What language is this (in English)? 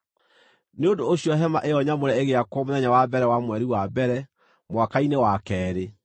Kikuyu